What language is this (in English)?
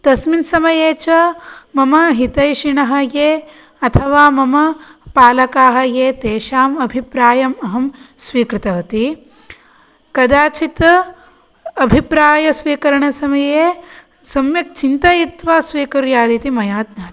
Sanskrit